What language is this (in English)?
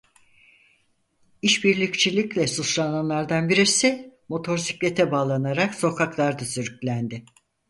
Turkish